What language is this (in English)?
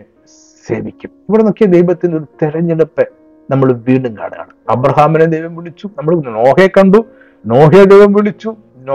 Malayalam